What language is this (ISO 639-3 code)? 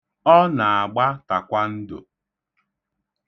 ibo